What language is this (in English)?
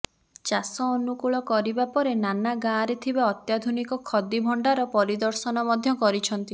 Odia